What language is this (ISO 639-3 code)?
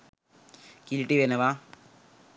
sin